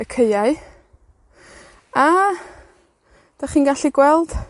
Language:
Welsh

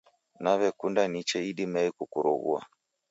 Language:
Taita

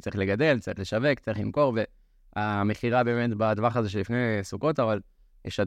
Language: Hebrew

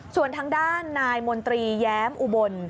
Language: Thai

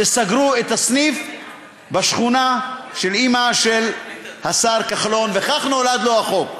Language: Hebrew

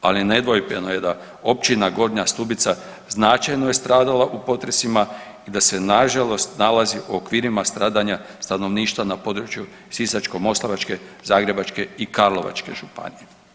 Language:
Croatian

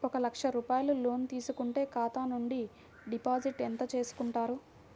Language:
Telugu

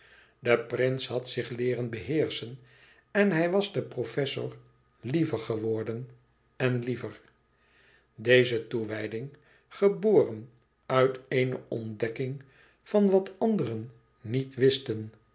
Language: Dutch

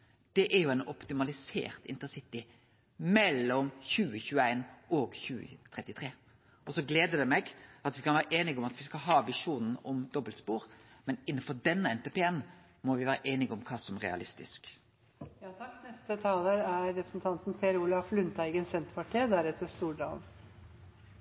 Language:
Norwegian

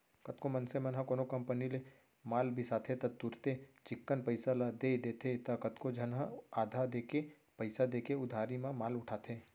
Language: Chhattisgarhi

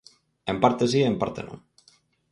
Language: Galician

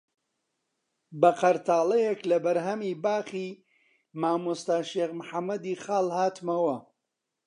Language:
Central Kurdish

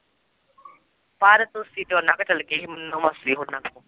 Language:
Punjabi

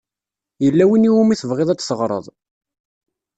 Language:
Kabyle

